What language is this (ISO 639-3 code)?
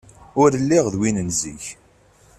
kab